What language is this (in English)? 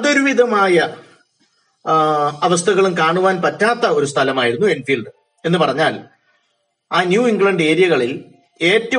Malayalam